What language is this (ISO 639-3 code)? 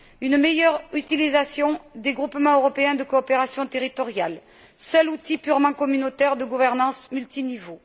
fra